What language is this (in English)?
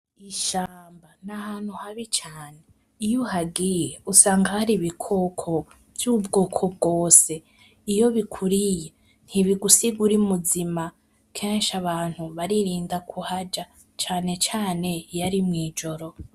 Rundi